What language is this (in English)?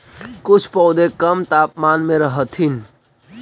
Magahi